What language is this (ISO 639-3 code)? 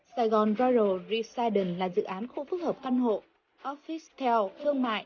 vie